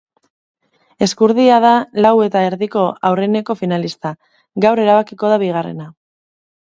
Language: Basque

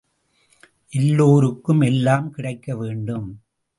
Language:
Tamil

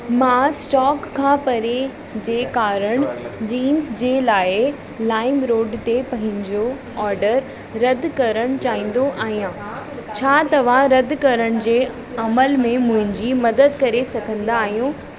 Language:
Sindhi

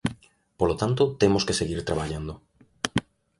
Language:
Galician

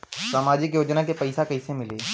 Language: Bhojpuri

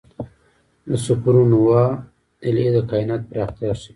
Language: Pashto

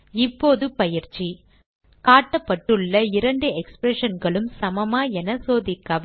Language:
Tamil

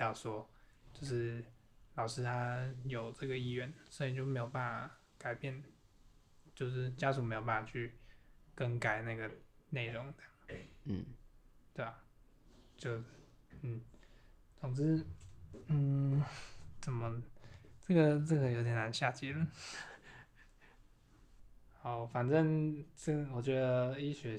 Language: Chinese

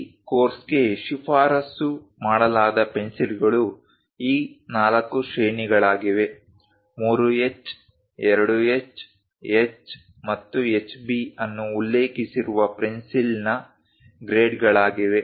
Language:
Kannada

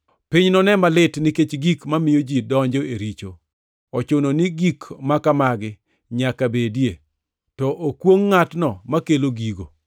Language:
Luo (Kenya and Tanzania)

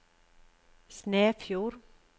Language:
Norwegian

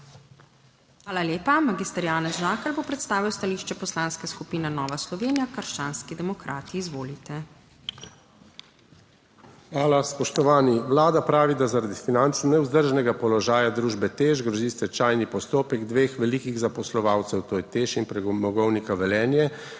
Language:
Slovenian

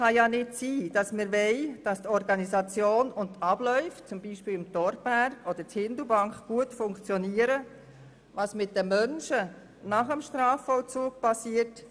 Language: Swiss German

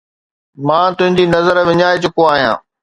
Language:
Sindhi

